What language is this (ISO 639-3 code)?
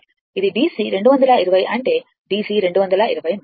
tel